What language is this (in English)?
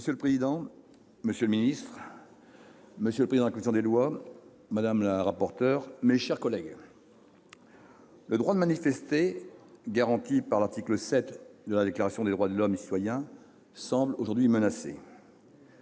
French